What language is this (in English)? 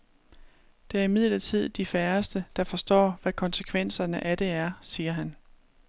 Danish